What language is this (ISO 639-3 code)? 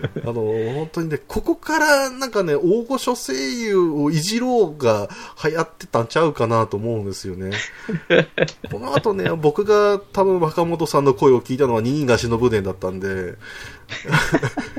jpn